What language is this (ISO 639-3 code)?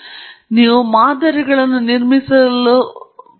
kan